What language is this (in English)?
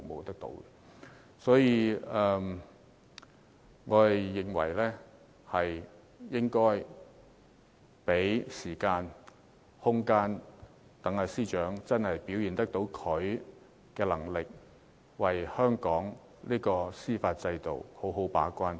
Cantonese